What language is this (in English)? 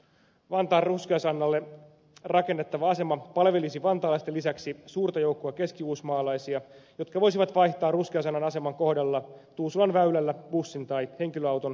Finnish